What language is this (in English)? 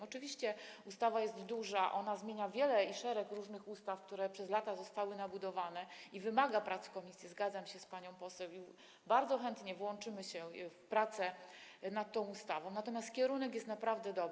Polish